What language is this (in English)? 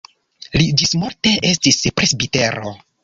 Esperanto